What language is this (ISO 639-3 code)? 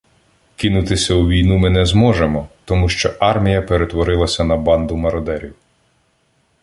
ukr